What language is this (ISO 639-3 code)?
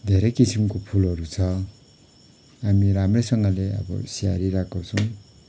nep